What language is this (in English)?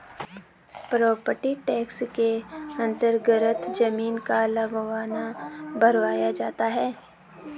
Hindi